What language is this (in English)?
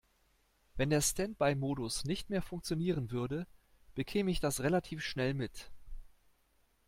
German